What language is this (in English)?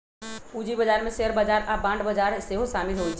Magahi